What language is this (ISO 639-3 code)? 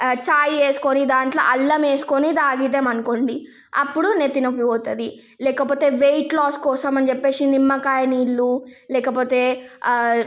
tel